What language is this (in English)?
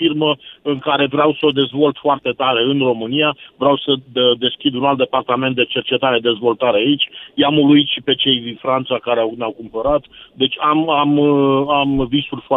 Romanian